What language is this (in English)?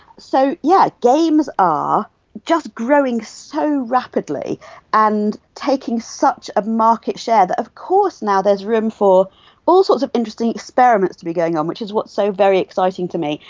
English